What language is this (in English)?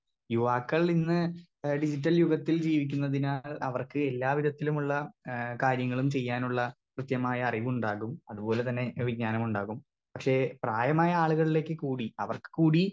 Malayalam